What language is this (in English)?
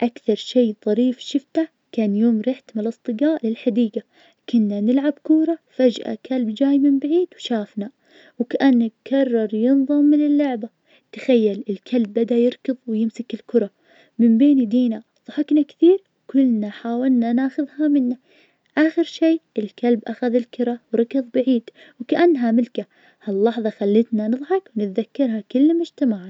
Najdi Arabic